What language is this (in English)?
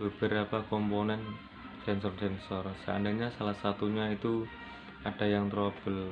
Indonesian